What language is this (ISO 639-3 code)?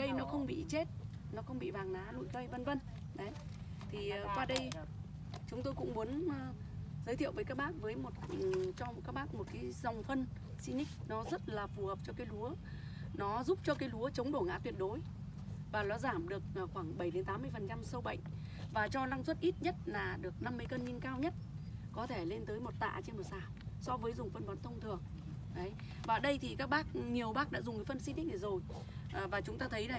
vie